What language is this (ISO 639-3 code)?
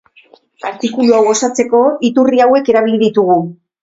eus